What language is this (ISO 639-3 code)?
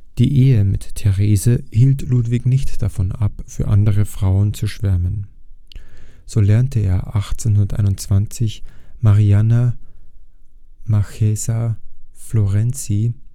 deu